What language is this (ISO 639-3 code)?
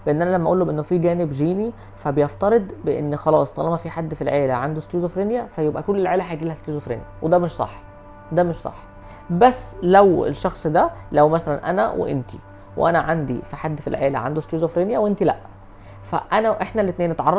ara